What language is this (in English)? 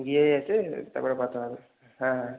Bangla